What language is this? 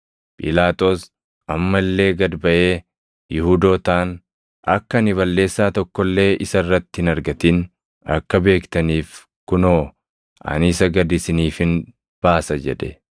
Oromo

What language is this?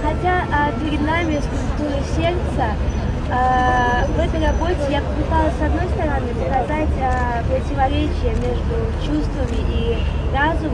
Turkish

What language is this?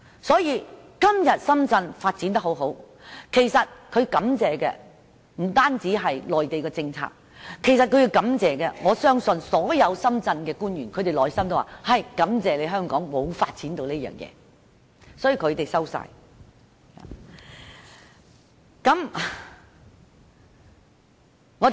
Cantonese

